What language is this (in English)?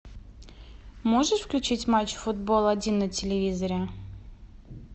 Russian